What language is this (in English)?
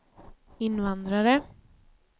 Swedish